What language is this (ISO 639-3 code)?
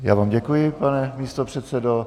ces